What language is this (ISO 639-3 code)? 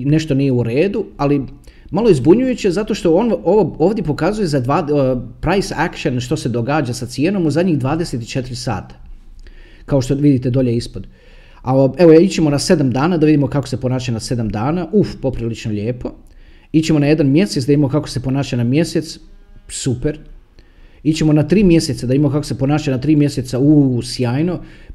hrv